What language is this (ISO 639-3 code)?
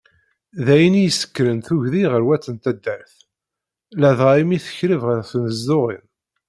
kab